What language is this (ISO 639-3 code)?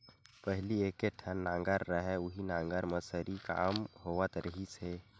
hne